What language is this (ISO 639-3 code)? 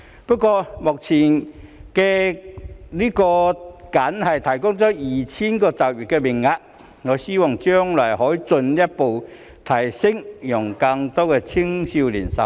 yue